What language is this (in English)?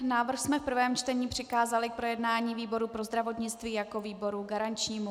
Czech